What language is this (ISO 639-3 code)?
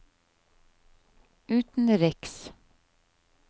nor